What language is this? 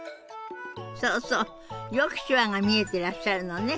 Japanese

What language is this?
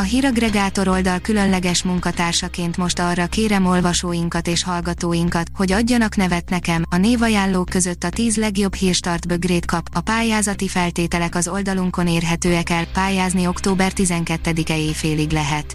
Hungarian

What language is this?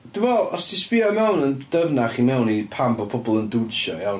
Welsh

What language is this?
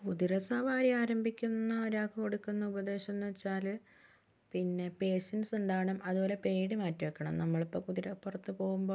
Malayalam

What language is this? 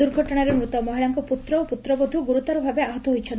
Odia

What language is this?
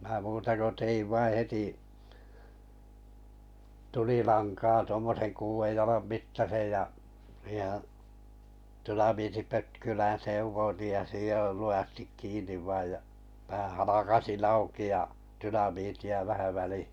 Finnish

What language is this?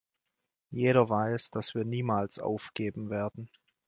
German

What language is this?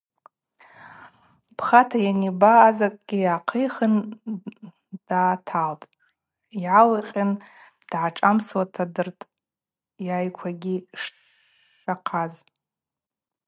Abaza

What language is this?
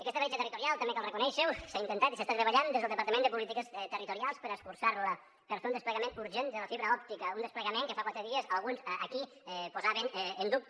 Catalan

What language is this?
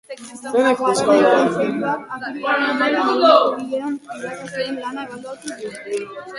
Basque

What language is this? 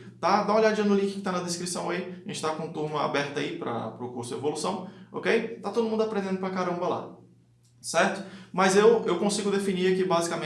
Portuguese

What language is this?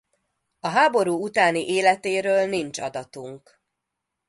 Hungarian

